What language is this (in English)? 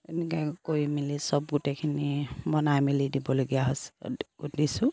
Assamese